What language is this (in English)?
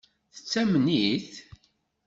Kabyle